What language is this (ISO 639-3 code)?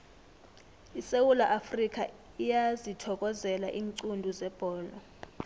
nbl